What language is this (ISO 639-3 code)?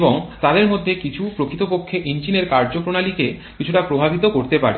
ben